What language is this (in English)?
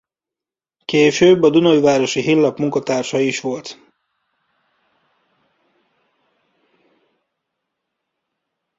Hungarian